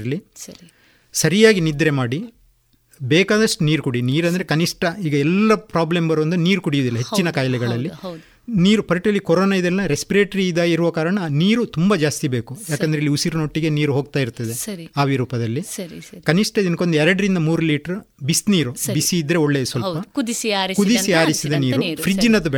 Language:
Kannada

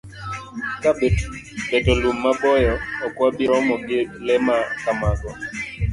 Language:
Luo (Kenya and Tanzania)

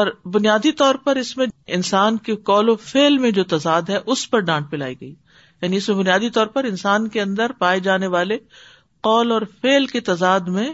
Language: Urdu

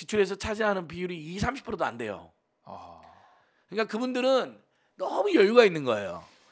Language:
Korean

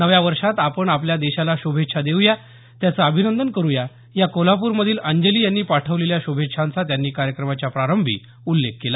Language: Marathi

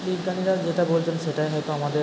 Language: Bangla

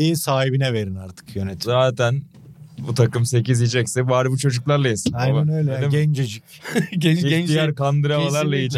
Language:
Turkish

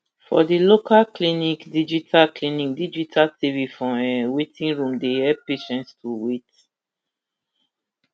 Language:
Nigerian Pidgin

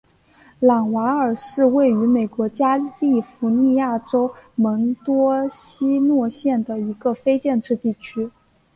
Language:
Chinese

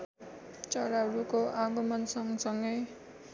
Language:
Nepali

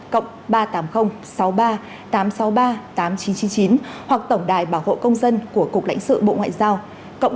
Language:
Vietnamese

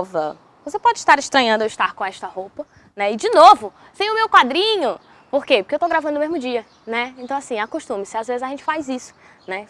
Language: Portuguese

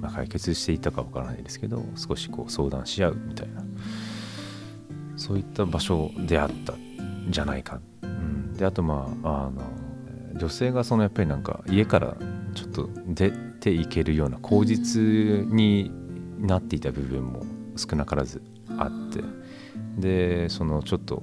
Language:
Japanese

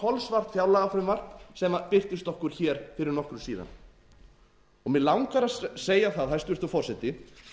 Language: Icelandic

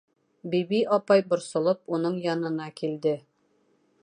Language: Bashkir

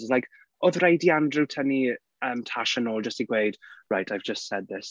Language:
Welsh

